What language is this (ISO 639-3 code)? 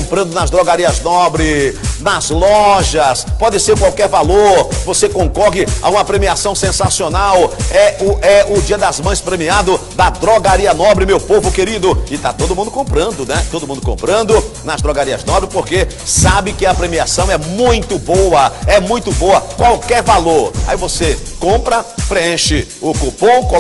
por